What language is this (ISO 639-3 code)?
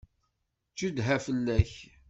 kab